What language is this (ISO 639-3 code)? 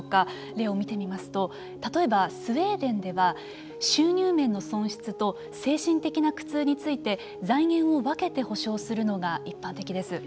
jpn